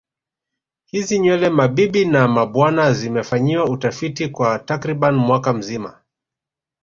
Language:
Swahili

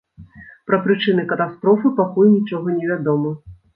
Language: Belarusian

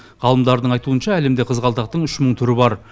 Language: Kazakh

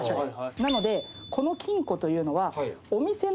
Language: Japanese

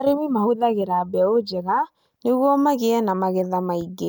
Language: Kikuyu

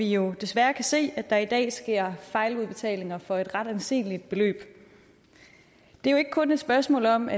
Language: Danish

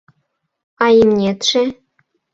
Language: Mari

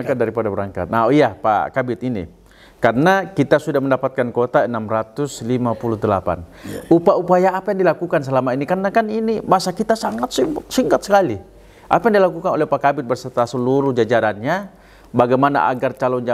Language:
Indonesian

